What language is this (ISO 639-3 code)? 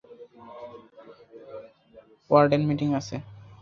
ben